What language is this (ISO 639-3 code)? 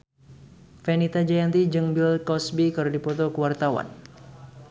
sun